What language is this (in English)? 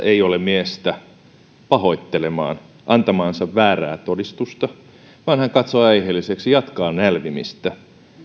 Finnish